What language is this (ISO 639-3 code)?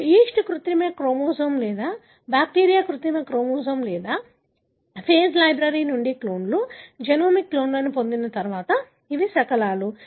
tel